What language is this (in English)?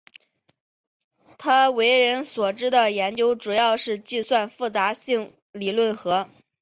Chinese